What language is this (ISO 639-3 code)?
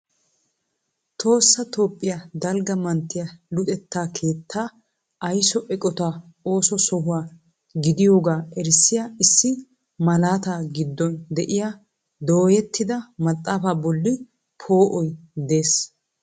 wal